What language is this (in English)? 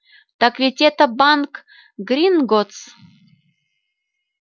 Russian